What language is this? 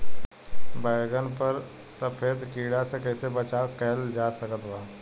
Bhojpuri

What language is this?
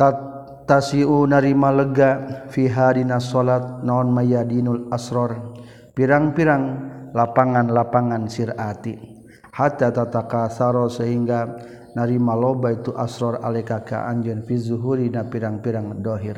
Malay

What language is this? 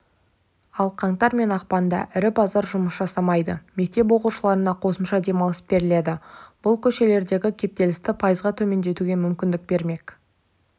Kazakh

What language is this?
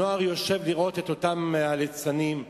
Hebrew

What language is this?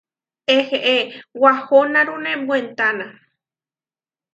Huarijio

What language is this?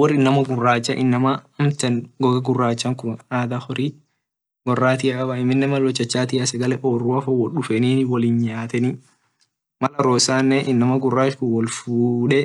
Orma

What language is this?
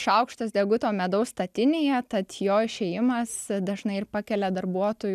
Lithuanian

